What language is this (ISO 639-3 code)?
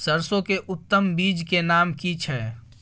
mai